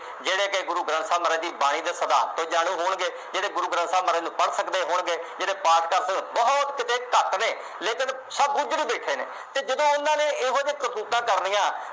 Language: Punjabi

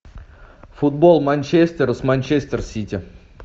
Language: Russian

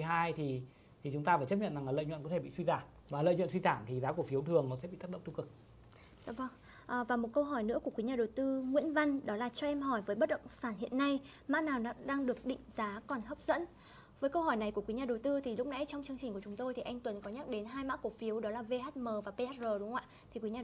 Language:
Vietnamese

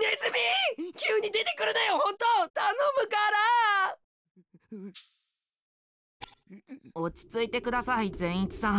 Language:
Japanese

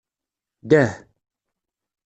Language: Kabyle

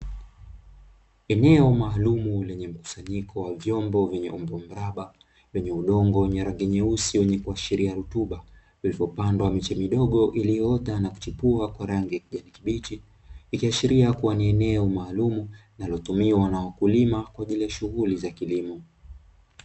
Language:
Swahili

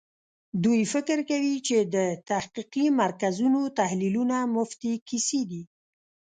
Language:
Pashto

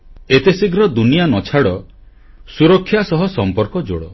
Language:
Odia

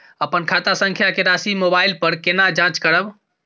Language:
Maithili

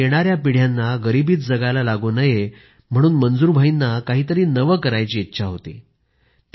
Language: Marathi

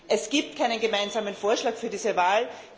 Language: German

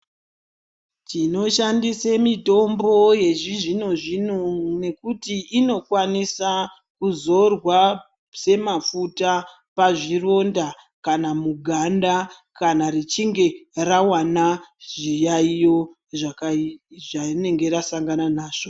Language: Ndau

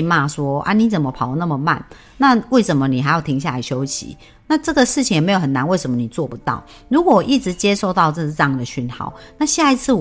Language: Chinese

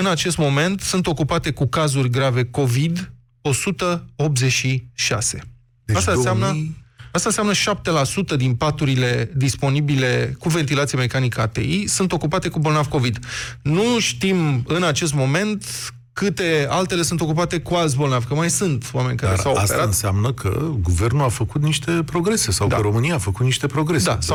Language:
Romanian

